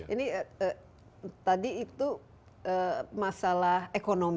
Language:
Indonesian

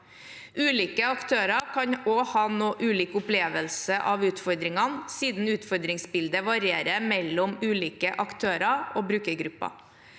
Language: Norwegian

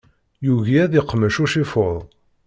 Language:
Kabyle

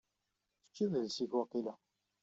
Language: Kabyle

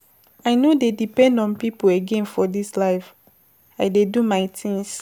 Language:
Nigerian Pidgin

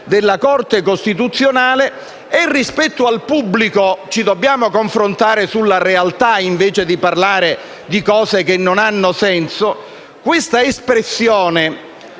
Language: Italian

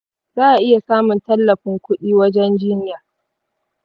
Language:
Hausa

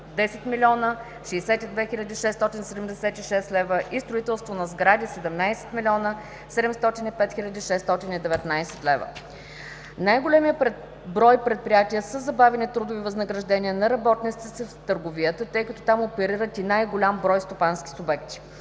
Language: Bulgarian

